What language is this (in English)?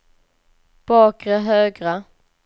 Swedish